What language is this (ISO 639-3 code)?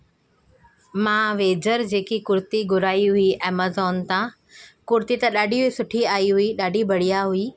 snd